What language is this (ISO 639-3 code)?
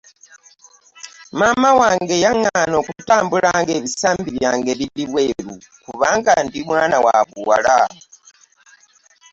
lug